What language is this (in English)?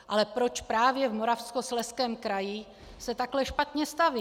Czech